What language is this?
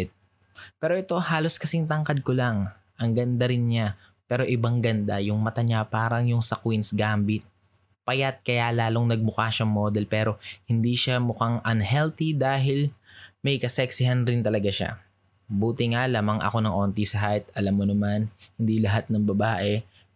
Filipino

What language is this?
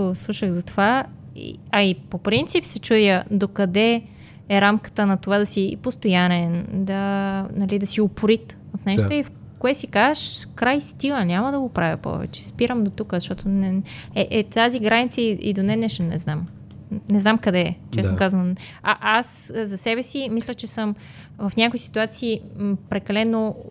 Bulgarian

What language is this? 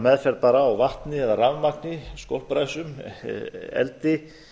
Icelandic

